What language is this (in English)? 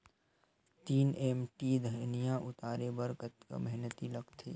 Chhattisgarhi